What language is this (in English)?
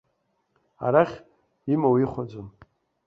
Abkhazian